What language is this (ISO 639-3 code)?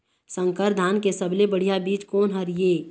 hne